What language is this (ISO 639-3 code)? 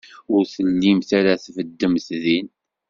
kab